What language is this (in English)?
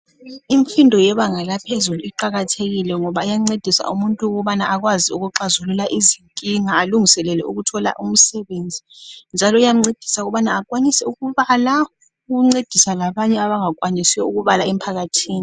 North Ndebele